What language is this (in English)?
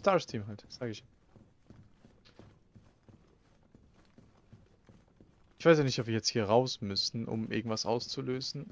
German